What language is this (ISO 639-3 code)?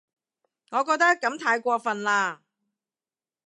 yue